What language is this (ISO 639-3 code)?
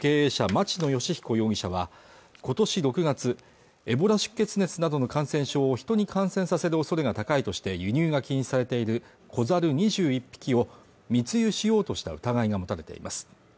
jpn